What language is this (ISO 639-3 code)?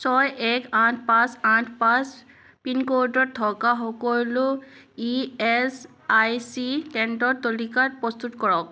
asm